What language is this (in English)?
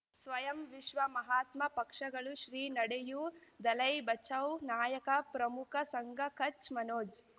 Kannada